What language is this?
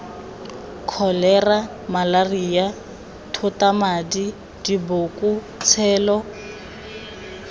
Tswana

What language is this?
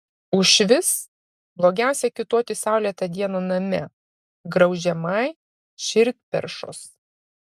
Lithuanian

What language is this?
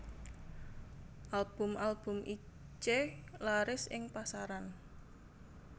Javanese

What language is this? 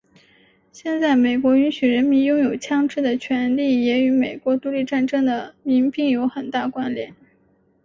Chinese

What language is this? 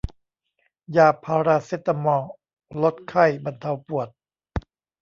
Thai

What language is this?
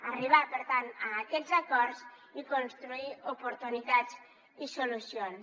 Catalan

